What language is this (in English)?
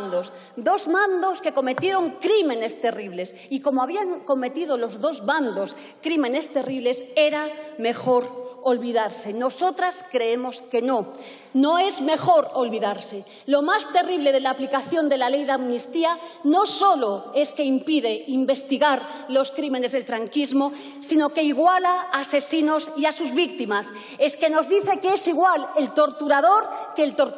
Spanish